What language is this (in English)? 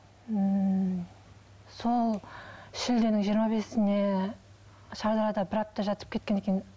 Kazakh